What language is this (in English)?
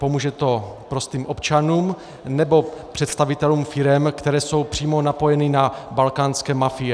Czech